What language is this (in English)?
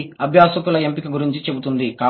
Telugu